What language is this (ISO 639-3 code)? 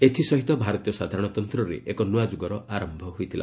ori